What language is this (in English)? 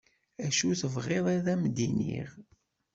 Kabyle